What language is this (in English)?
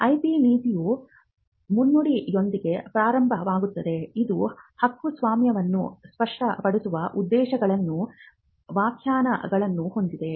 Kannada